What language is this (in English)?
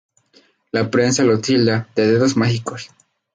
Spanish